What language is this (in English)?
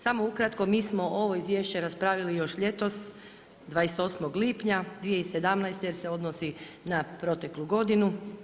Croatian